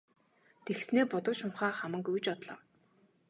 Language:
Mongolian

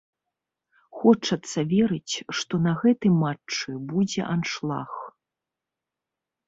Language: Belarusian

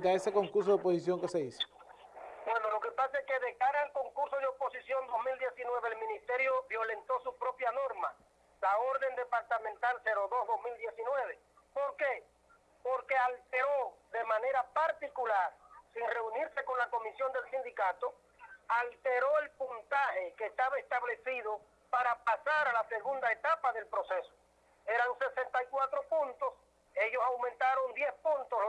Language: Spanish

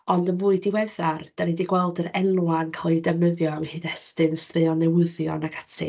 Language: Welsh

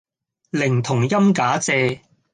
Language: Cantonese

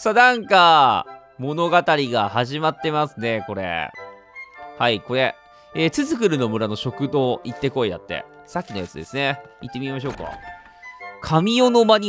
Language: Japanese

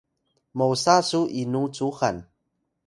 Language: Atayal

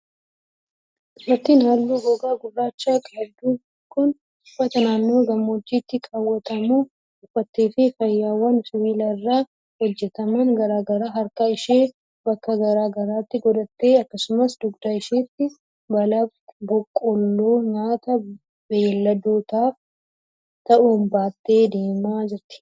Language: Oromo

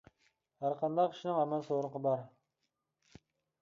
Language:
Uyghur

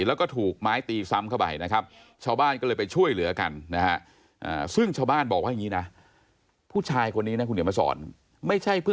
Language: Thai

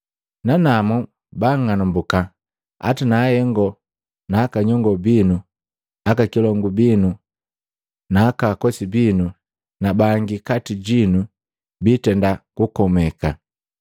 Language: Matengo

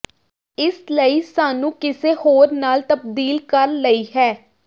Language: Punjabi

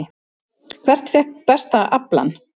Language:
Icelandic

